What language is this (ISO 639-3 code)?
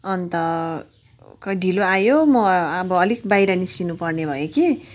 nep